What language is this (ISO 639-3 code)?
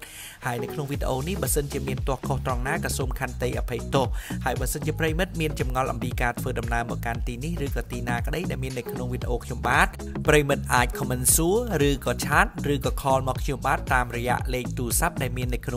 tha